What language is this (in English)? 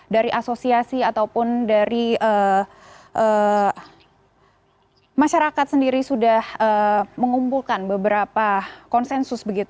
Indonesian